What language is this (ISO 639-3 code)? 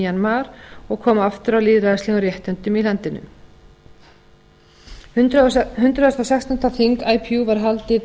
isl